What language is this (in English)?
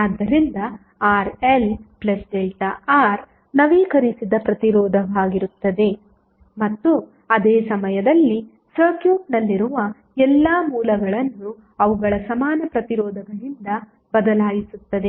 Kannada